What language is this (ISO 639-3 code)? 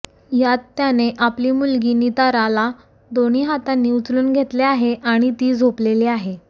mar